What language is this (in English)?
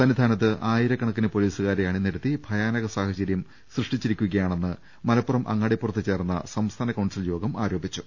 Malayalam